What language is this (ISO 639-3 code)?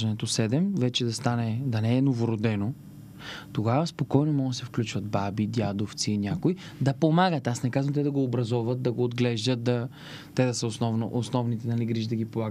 bul